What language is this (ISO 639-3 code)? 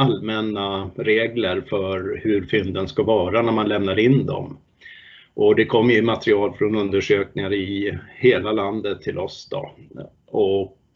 swe